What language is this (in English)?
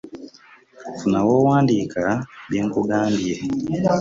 Ganda